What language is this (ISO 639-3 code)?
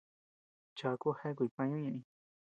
cux